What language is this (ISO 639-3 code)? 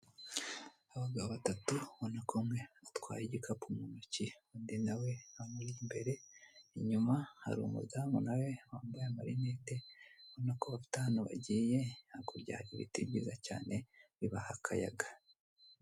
kin